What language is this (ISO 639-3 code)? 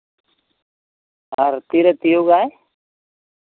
sat